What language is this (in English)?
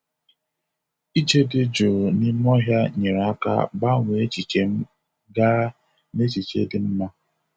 Igbo